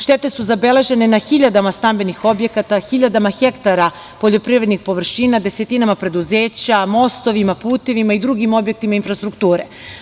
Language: Serbian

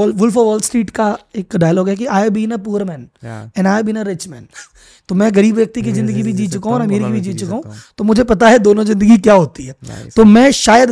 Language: Hindi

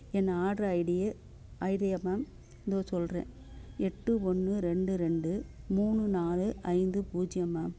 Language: Tamil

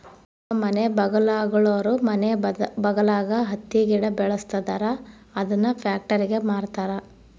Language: Kannada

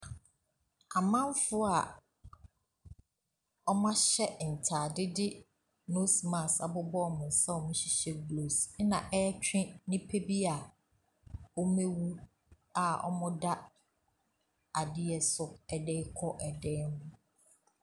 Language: Akan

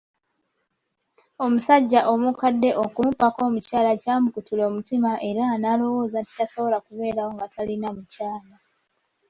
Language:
Ganda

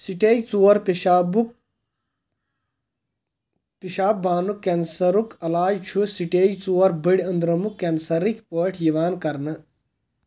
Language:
Kashmiri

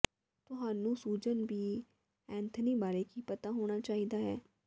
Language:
Punjabi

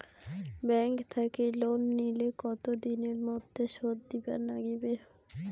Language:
Bangla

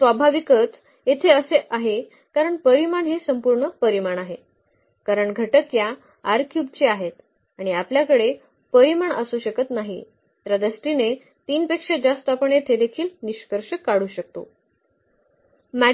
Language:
Marathi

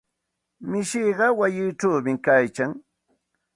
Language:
Santa Ana de Tusi Pasco Quechua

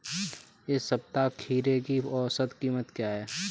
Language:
Hindi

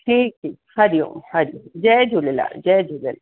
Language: Sindhi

